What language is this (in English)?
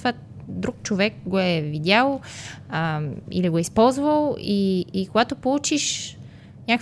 Bulgarian